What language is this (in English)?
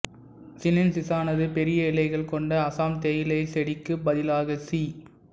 Tamil